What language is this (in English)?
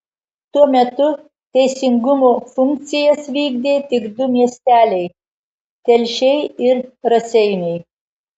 Lithuanian